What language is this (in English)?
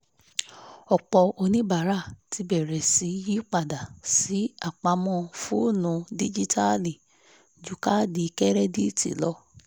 Yoruba